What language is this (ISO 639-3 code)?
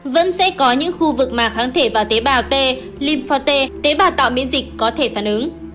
vie